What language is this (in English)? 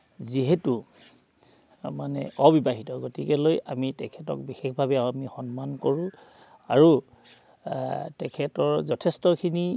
Assamese